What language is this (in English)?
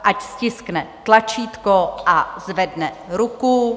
Czech